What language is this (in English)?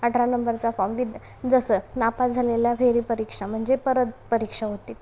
Marathi